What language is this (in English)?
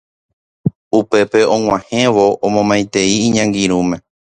Guarani